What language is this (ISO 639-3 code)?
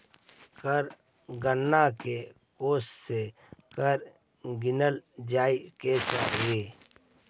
mag